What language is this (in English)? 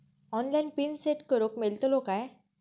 Marathi